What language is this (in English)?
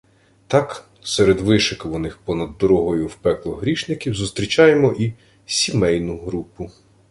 Ukrainian